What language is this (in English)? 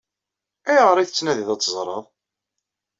Kabyle